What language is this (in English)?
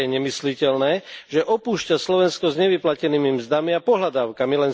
Slovak